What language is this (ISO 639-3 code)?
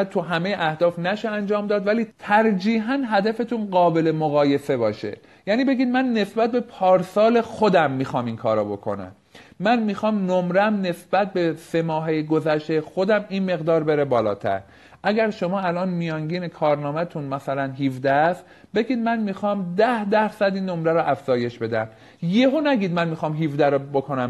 fas